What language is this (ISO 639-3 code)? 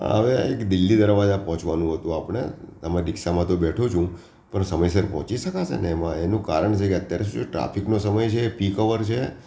guj